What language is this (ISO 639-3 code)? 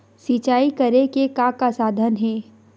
hne